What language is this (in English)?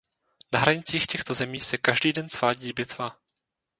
Czech